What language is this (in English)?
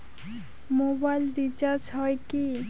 Bangla